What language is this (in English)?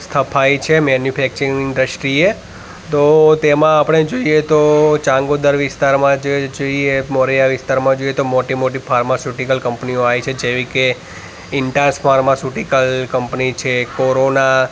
Gujarati